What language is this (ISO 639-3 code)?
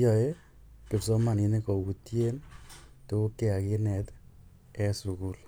kln